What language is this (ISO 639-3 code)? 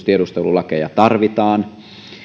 fin